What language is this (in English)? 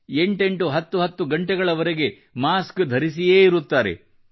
Kannada